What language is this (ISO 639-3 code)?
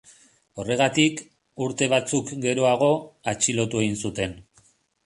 eus